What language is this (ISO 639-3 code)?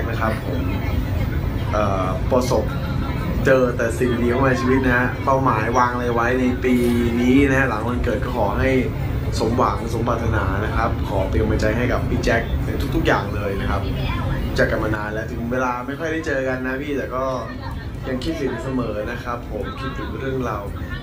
tha